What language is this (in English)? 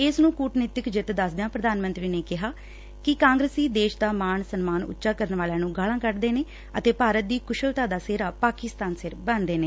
Punjabi